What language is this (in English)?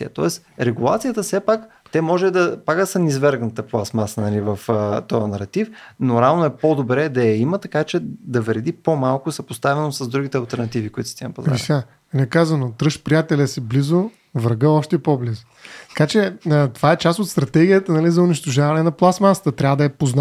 Bulgarian